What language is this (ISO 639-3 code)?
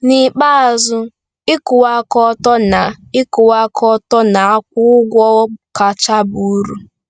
ibo